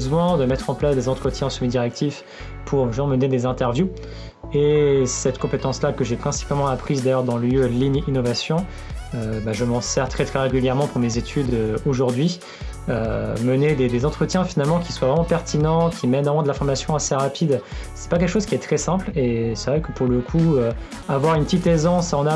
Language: French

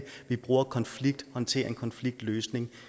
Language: Danish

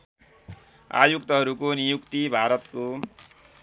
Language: Nepali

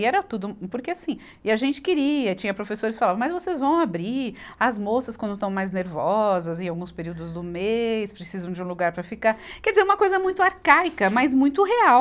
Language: Portuguese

